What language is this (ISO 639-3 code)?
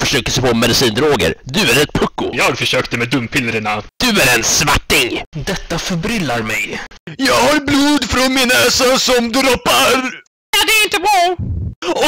swe